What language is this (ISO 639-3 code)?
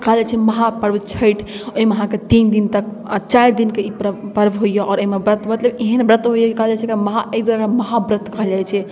mai